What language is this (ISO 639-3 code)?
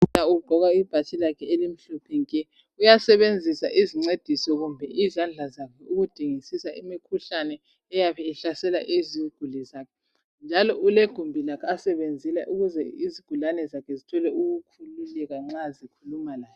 nde